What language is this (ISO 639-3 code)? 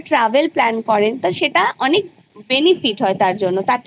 ben